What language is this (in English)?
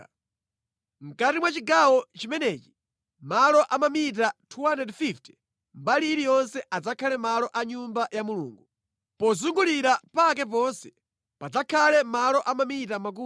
Nyanja